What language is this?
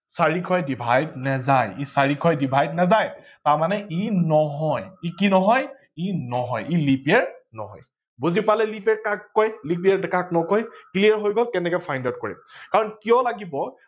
Assamese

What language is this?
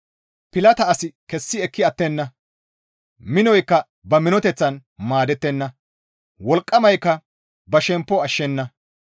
Gamo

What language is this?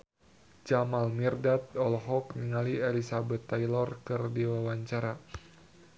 Sundanese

